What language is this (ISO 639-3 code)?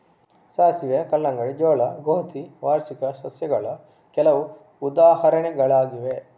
kan